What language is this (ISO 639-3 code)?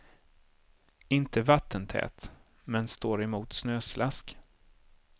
swe